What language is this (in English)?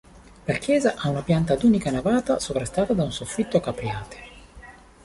Italian